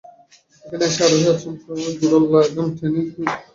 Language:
Bangla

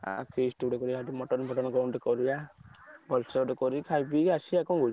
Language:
Odia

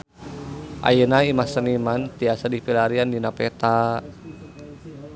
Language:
Sundanese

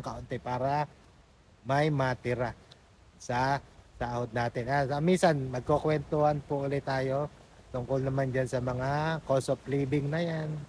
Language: Filipino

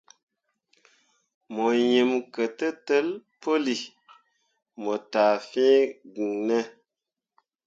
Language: Mundang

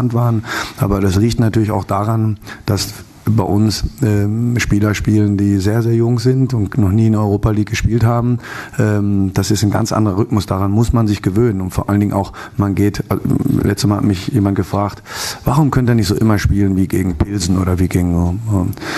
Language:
German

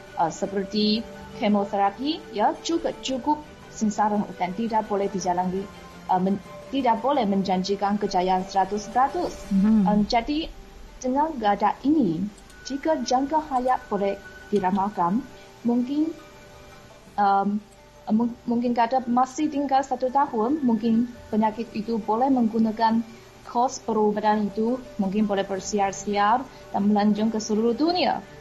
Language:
Malay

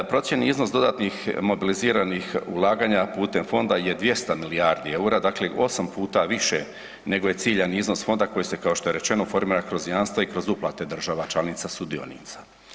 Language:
Croatian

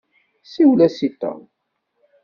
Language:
Kabyle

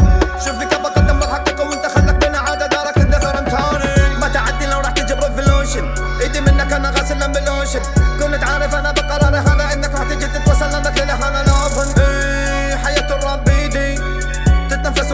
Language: Arabic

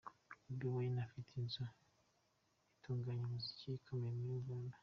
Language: Kinyarwanda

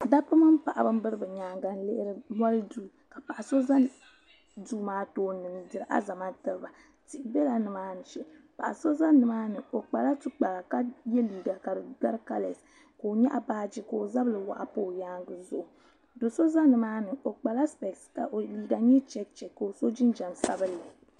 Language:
Dagbani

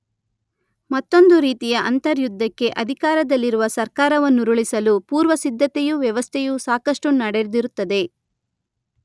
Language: Kannada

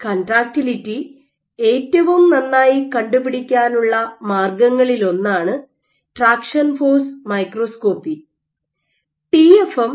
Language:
Malayalam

